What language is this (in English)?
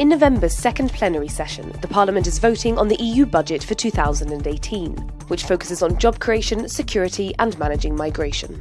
English